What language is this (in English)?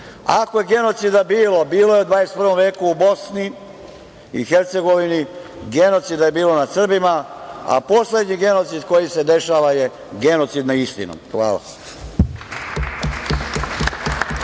Serbian